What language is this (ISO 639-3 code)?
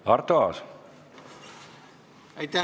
est